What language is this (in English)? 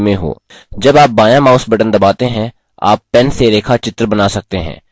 Hindi